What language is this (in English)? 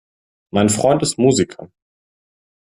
German